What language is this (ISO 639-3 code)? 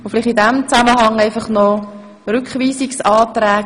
gsw